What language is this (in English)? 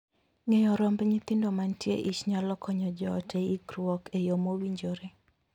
Luo (Kenya and Tanzania)